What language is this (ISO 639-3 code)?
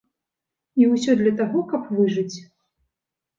bel